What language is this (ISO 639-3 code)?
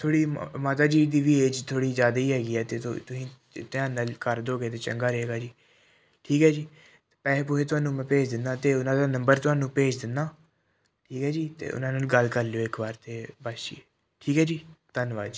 pan